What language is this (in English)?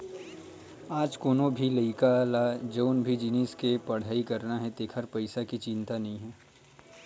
Chhattisgarhi